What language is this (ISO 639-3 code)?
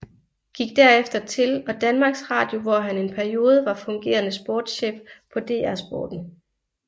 dan